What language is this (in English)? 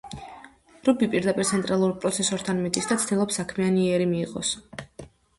Georgian